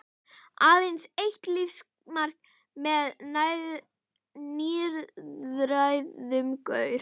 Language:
Icelandic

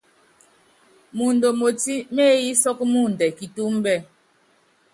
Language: Yangben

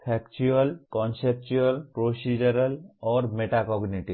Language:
Hindi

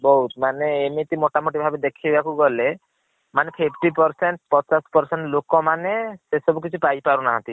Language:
Odia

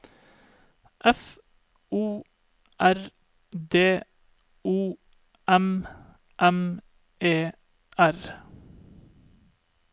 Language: Norwegian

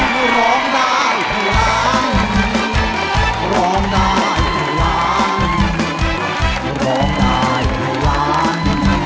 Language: Thai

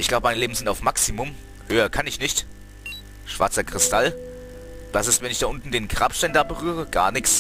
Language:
German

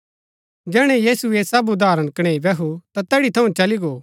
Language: Gaddi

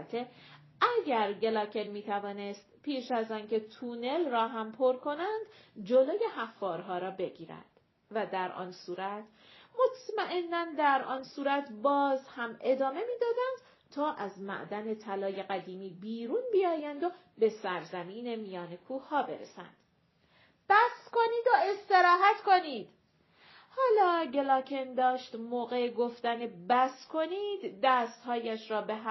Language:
Persian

